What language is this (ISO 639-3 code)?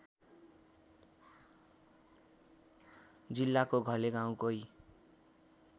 nep